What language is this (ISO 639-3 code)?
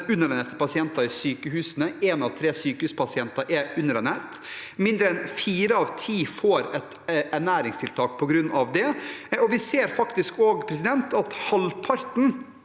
nor